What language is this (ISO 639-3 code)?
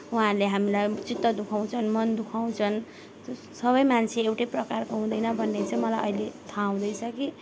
nep